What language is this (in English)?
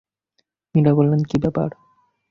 Bangla